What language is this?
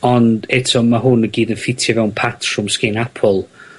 Welsh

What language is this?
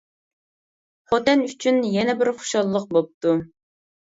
Uyghur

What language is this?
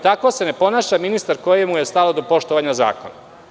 Serbian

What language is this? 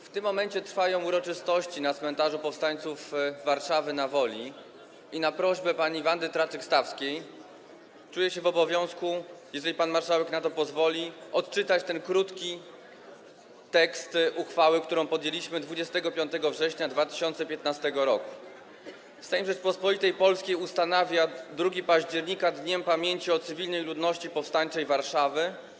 Polish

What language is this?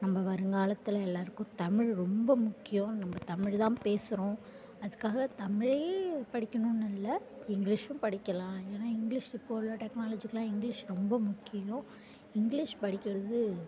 Tamil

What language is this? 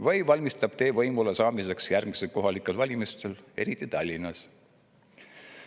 Estonian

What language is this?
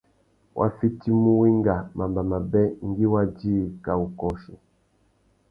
Tuki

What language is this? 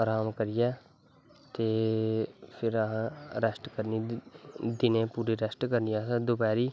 Dogri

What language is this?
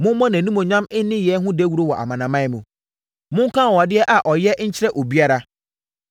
Akan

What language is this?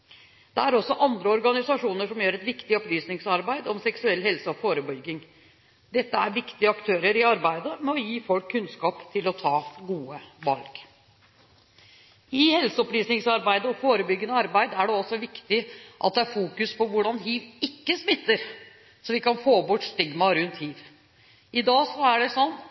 Norwegian Bokmål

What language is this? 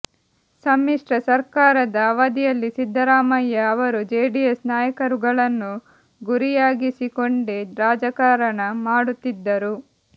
Kannada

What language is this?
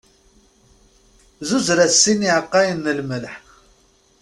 Kabyle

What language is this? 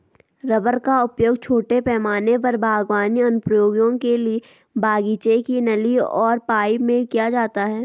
Hindi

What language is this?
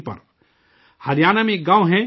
Urdu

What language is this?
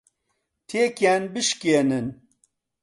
Central Kurdish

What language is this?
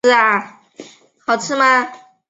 Chinese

